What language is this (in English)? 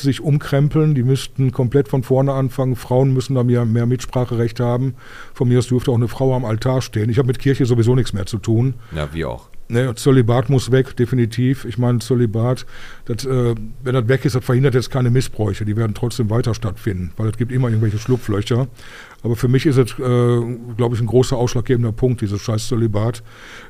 German